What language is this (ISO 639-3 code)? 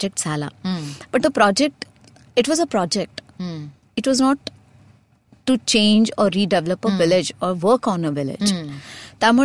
mar